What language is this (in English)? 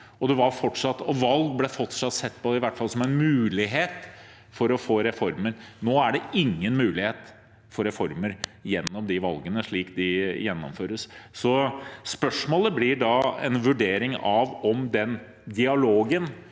Norwegian